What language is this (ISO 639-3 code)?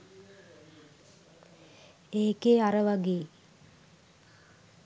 sin